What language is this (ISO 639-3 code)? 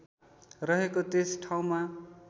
nep